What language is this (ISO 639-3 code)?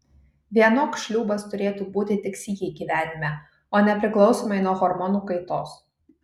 lit